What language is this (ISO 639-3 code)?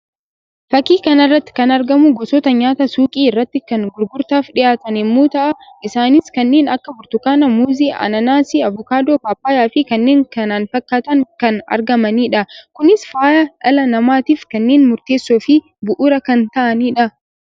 orm